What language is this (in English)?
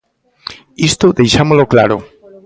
Galician